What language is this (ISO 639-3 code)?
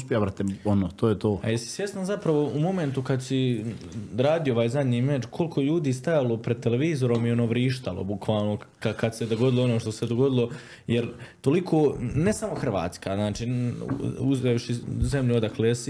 hrv